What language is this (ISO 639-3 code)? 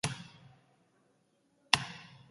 eus